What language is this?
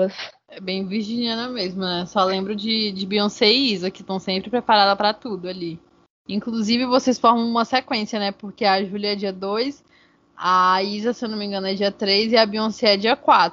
Portuguese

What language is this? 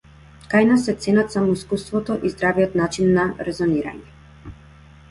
Macedonian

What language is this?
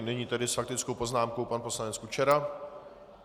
Czech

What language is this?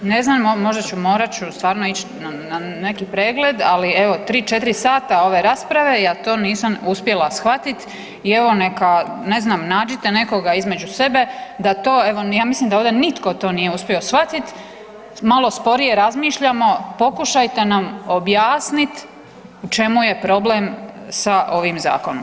Croatian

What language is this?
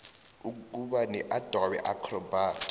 South Ndebele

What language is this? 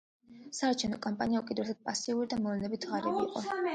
Georgian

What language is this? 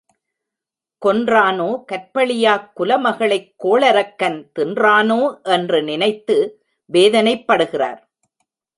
Tamil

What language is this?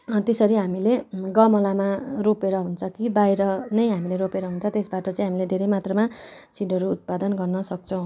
Nepali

